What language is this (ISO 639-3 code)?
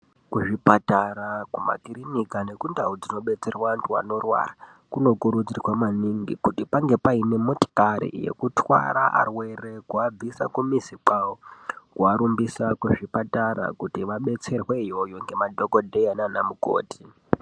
ndc